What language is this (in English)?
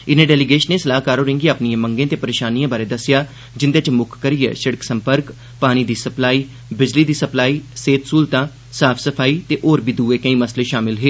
Dogri